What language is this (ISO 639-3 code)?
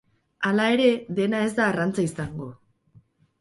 eus